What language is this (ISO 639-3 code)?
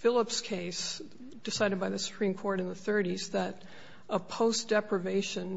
eng